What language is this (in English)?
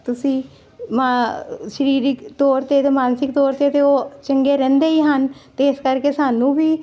Punjabi